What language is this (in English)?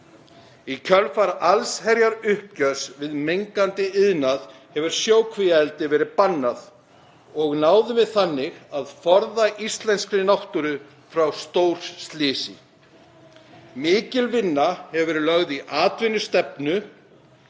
Icelandic